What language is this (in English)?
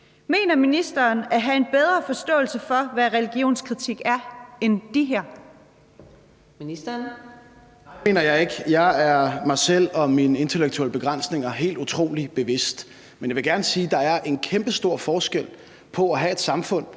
Danish